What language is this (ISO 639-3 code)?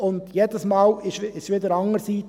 gsw